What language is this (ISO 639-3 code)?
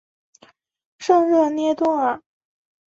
zho